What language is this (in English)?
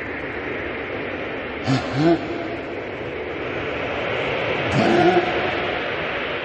Japanese